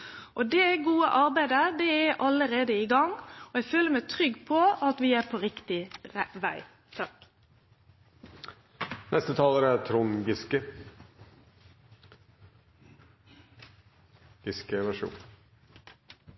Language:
Norwegian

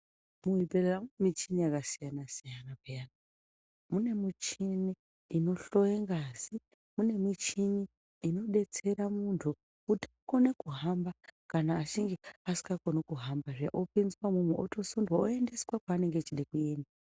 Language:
Ndau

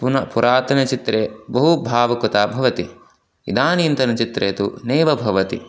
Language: Sanskrit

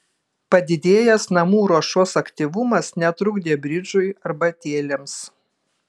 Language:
Lithuanian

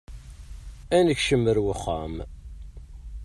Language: Kabyle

